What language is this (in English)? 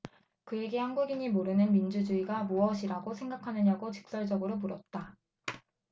Korean